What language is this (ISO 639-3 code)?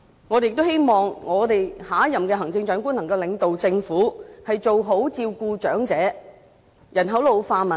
yue